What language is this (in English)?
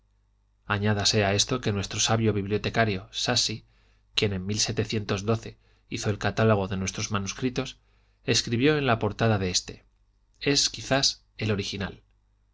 Spanish